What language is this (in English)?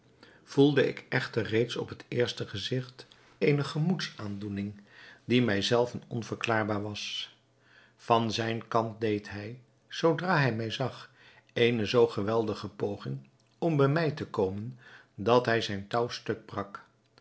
Dutch